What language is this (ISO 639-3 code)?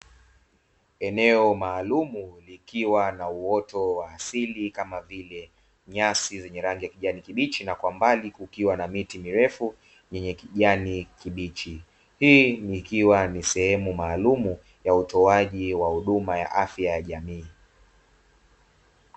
swa